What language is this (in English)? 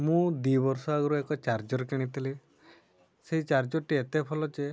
Odia